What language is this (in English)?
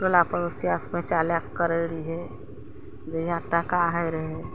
Maithili